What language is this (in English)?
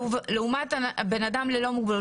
Hebrew